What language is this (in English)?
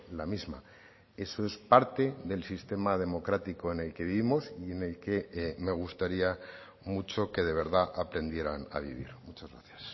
Spanish